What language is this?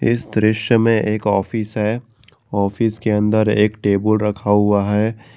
Hindi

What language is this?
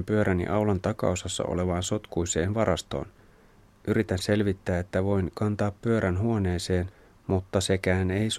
Finnish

